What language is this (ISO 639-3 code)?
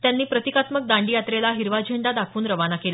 mar